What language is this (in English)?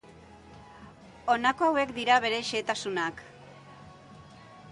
Basque